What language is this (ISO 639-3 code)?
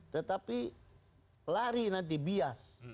ind